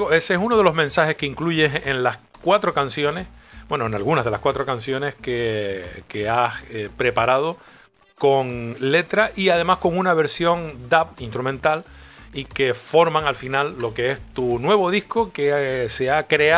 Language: Spanish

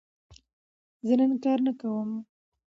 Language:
Pashto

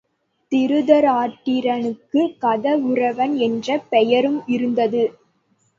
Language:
Tamil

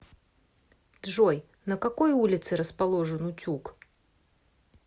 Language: Russian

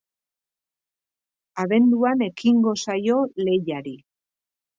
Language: Basque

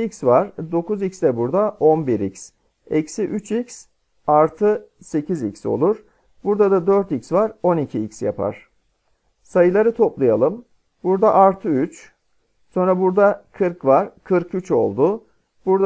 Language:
Turkish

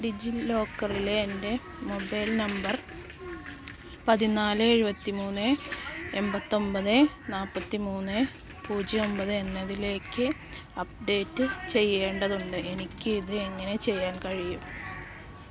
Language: Malayalam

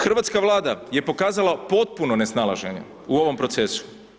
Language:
Croatian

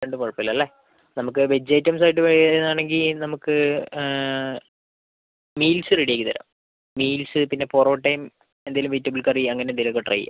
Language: Malayalam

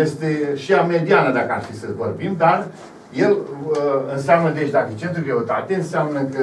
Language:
Romanian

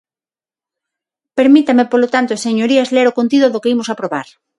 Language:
Galician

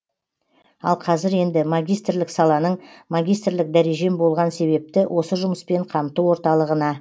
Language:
Kazakh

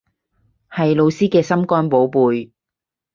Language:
Cantonese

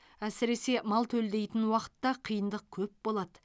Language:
Kazakh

